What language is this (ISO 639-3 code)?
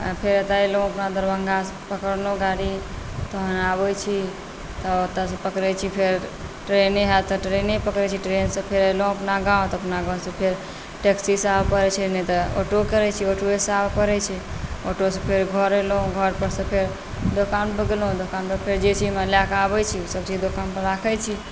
mai